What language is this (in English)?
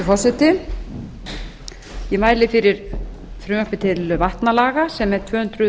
Icelandic